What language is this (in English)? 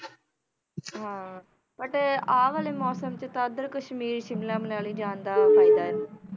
Punjabi